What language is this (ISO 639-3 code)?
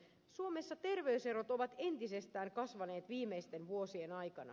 fin